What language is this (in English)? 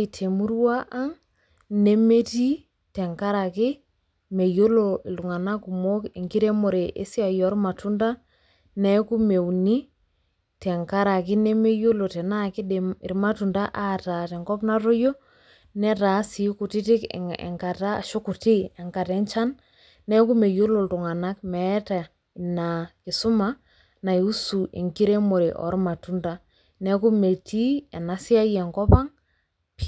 Masai